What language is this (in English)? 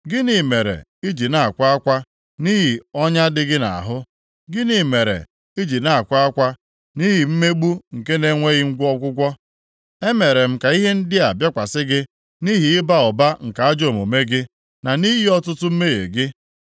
Igbo